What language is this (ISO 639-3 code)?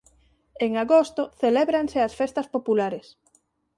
glg